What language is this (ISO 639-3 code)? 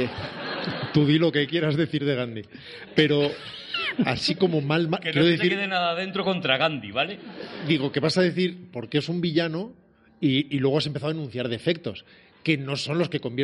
spa